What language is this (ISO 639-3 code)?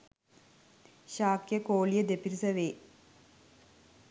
sin